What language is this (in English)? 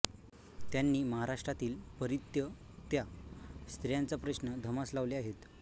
Marathi